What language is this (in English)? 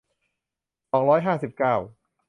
Thai